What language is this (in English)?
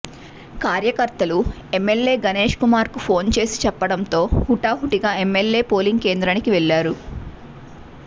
Telugu